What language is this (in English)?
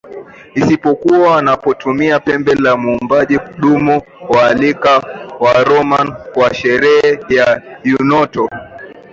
Swahili